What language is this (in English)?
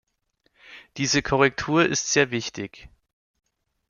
German